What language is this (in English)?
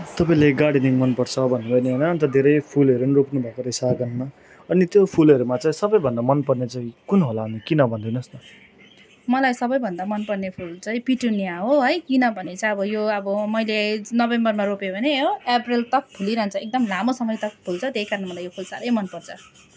Nepali